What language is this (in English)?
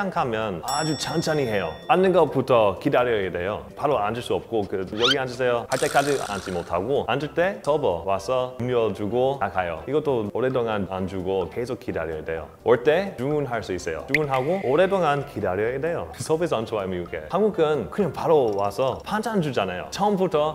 Korean